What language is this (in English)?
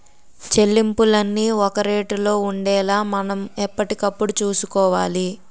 Telugu